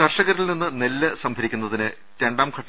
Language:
Malayalam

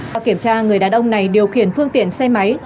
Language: Vietnamese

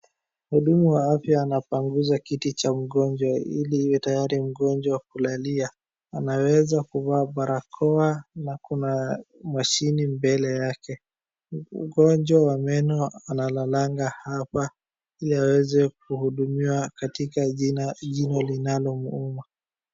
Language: Swahili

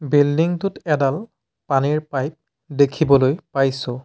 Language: Assamese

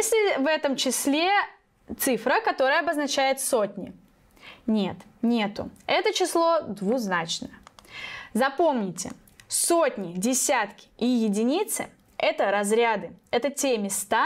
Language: Russian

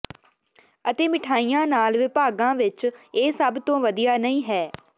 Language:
Punjabi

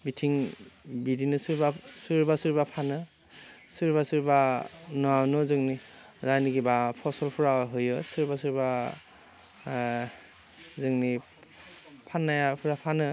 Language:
Bodo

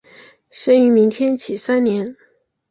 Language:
Chinese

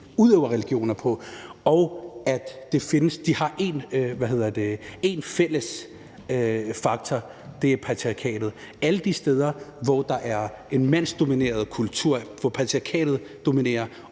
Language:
Danish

